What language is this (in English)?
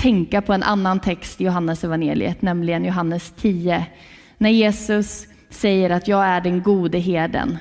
Swedish